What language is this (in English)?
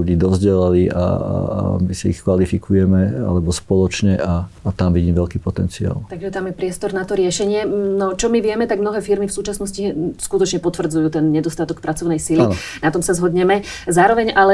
Slovak